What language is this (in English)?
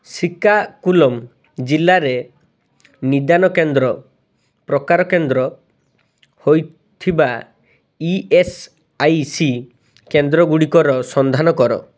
Odia